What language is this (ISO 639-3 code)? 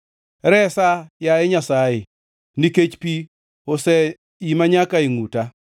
luo